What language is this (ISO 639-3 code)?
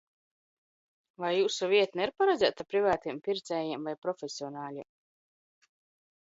lav